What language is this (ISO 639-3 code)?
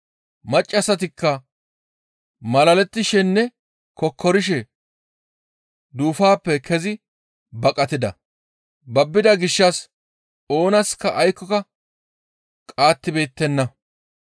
gmv